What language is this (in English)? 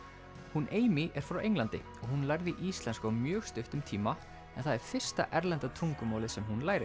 Icelandic